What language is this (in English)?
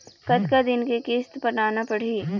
Chhattisgarhi